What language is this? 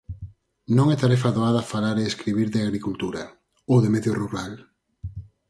Galician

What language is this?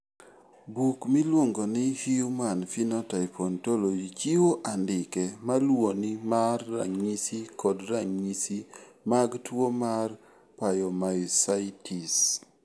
Luo (Kenya and Tanzania)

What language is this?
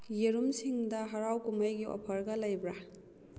Manipuri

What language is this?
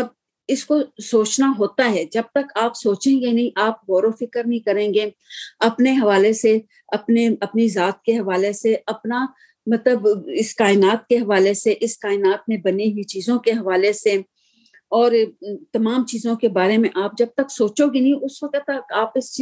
Urdu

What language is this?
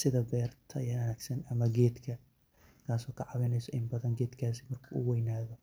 Somali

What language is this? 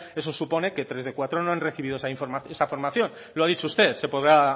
Spanish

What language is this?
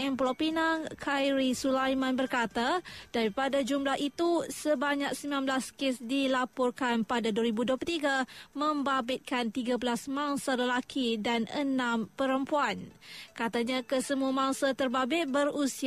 Malay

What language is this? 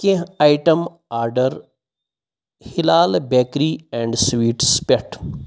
Kashmiri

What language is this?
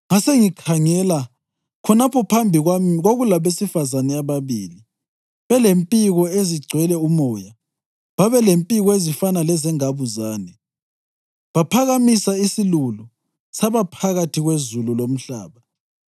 North Ndebele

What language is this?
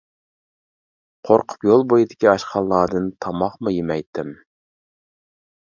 Uyghur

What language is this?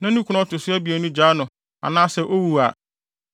Akan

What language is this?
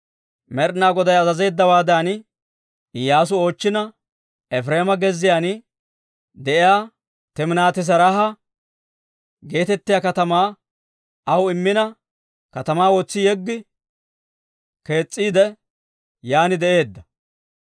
Dawro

